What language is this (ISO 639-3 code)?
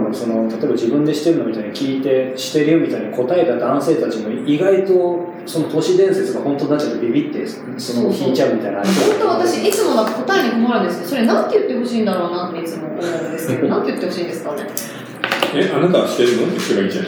jpn